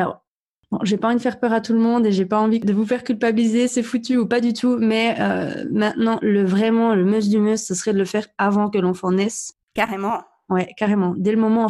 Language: French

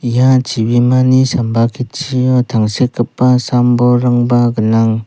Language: Garo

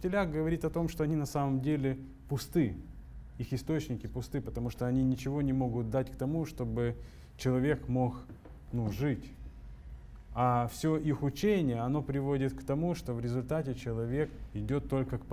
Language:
Russian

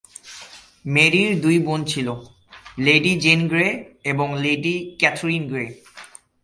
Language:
Bangla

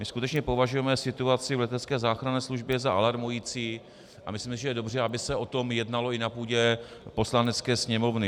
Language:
Czech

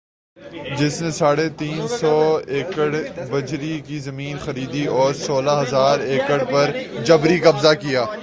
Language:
Urdu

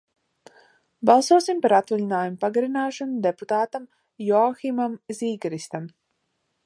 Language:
Latvian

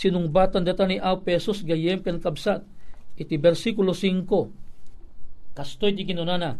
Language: Filipino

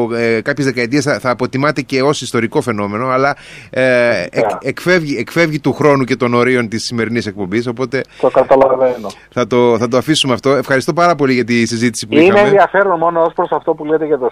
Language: Greek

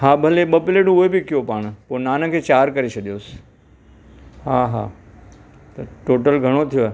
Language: Sindhi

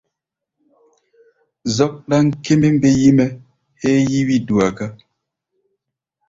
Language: Gbaya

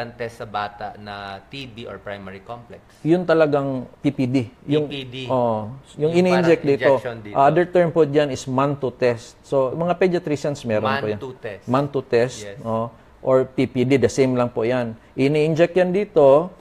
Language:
Filipino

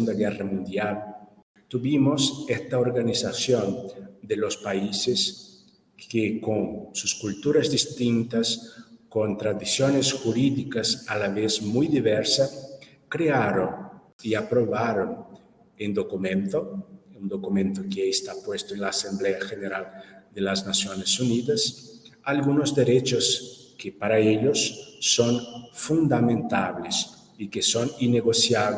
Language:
Spanish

